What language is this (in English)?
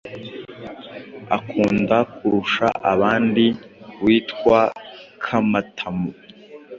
Kinyarwanda